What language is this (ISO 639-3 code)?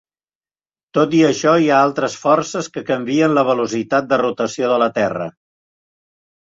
cat